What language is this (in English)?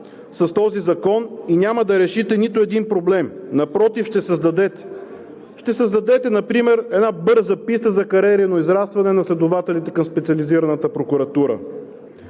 Bulgarian